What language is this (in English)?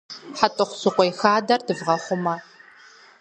Kabardian